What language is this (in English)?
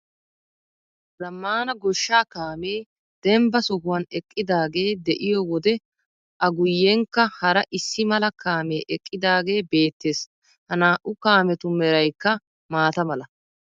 Wolaytta